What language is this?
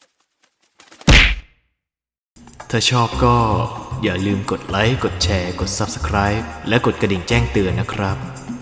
Thai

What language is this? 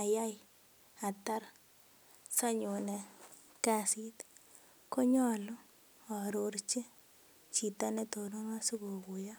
Kalenjin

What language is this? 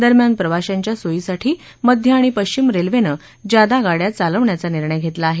Marathi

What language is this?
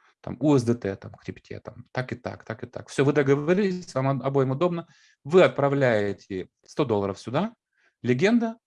Russian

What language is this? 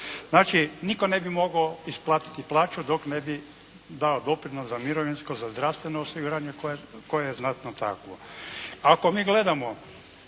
Croatian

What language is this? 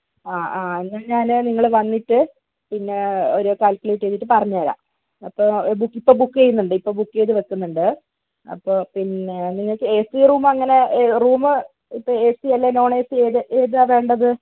Malayalam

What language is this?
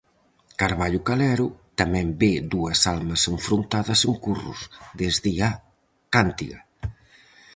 Galician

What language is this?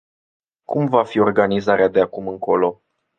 Romanian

